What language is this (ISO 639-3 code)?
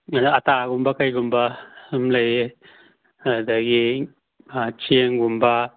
mni